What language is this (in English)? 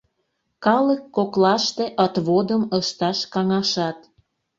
Mari